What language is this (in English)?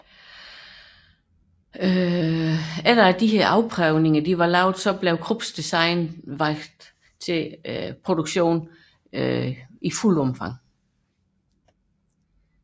Danish